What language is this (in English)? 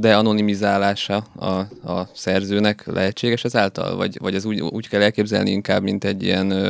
Hungarian